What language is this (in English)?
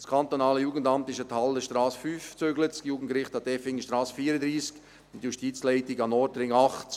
Swiss German